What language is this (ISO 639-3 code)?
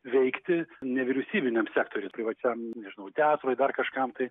lit